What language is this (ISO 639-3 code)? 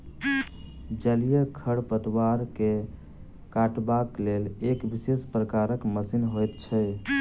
mai